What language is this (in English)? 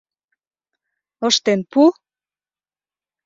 Mari